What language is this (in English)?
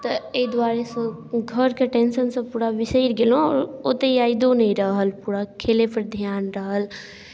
Maithili